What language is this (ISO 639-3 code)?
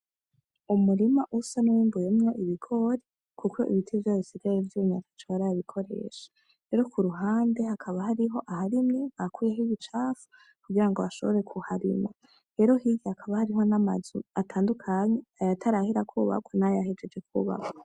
run